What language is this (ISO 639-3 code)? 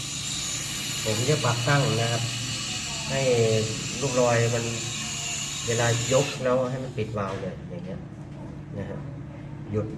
tha